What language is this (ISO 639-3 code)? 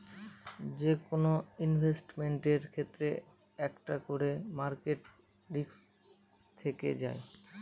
ben